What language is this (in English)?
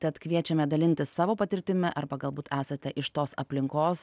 Lithuanian